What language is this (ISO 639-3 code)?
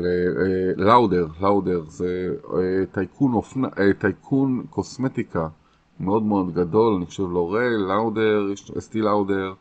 heb